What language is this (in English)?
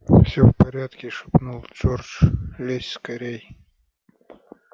Russian